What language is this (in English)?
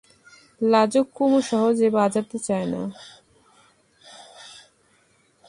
Bangla